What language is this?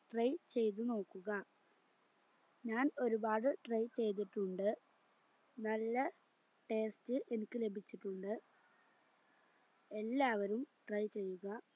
Malayalam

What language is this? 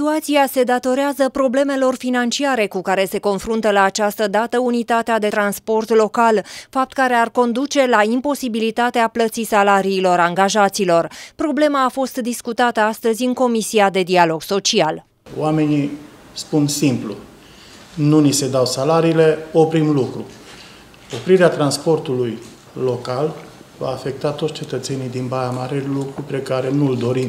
Romanian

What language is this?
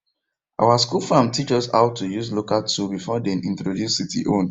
Nigerian Pidgin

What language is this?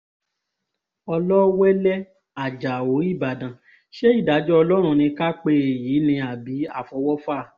Yoruba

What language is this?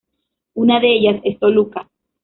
Spanish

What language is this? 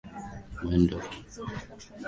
Swahili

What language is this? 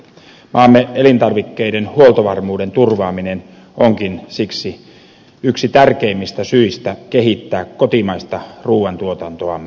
Finnish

